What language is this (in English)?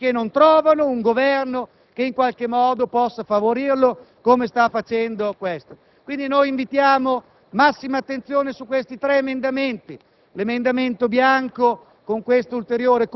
Italian